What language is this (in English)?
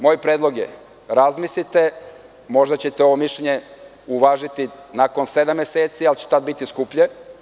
Serbian